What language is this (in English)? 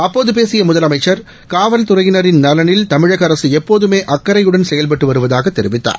Tamil